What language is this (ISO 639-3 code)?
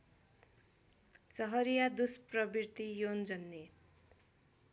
nep